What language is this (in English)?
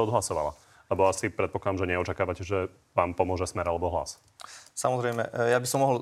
Slovak